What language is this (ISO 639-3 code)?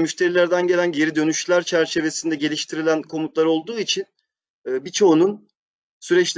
tur